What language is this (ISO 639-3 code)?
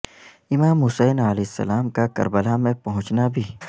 urd